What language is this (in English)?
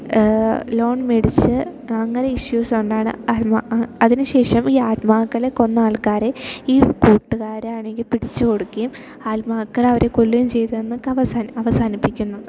Malayalam